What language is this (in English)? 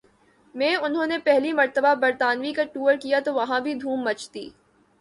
Urdu